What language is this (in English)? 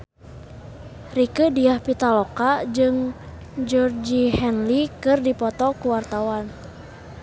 Sundanese